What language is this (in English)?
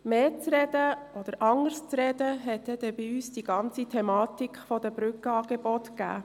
Swiss German